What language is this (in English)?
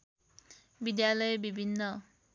Nepali